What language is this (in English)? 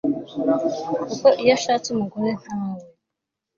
Kinyarwanda